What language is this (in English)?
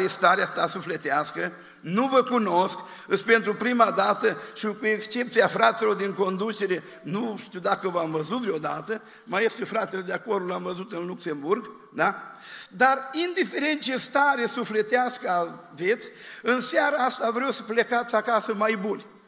Romanian